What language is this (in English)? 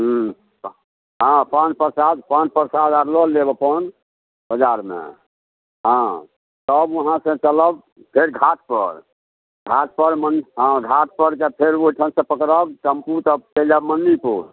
Maithili